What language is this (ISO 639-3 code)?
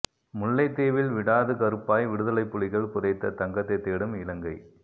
tam